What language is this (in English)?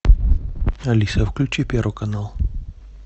Russian